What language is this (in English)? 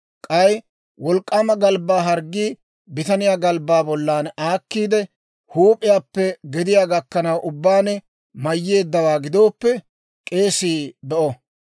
Dawro